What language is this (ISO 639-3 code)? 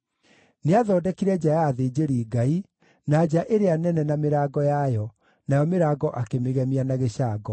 kik